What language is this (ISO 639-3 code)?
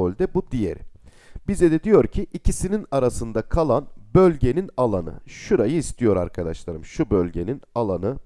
tur